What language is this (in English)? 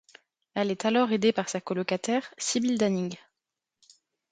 French